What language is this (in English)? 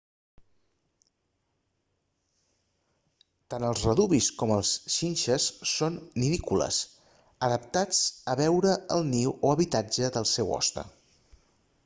Catalan